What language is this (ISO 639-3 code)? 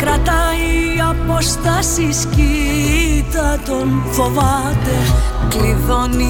ell